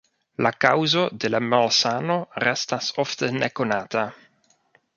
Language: Esperanto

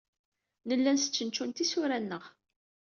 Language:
Kabyle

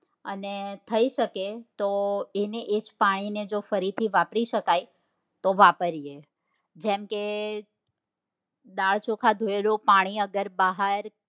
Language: Gujarati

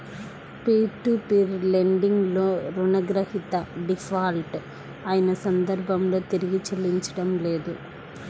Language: Telugu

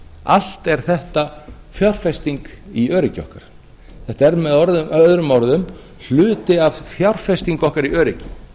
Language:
Icelandic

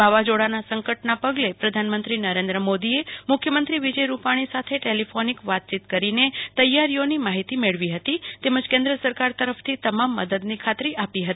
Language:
Gujarati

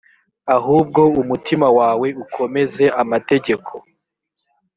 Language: Kinyarwanda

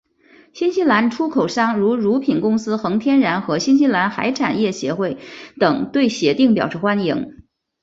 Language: Chinese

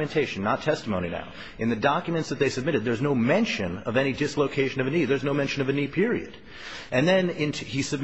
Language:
English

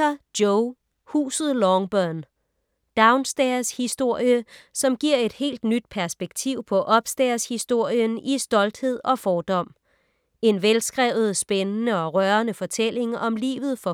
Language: Danish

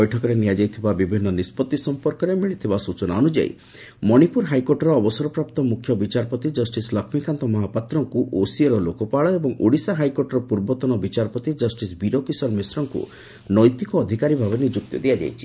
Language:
Odia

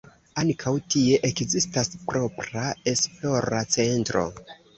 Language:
Esperanto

